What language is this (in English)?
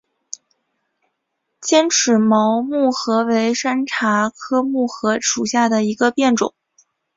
Chinese